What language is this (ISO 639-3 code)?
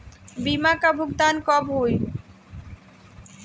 bho